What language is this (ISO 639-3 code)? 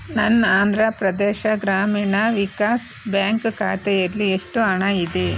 kan